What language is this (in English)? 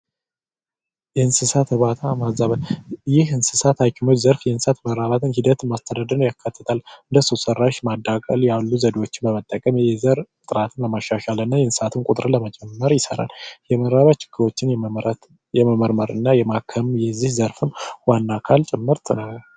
Amharic